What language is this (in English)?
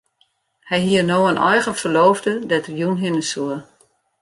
Western Frisian